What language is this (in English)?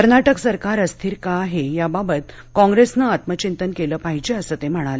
Marathi